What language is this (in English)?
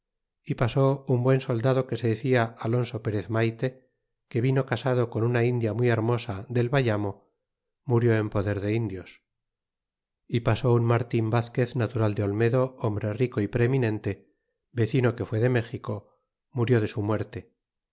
Spanish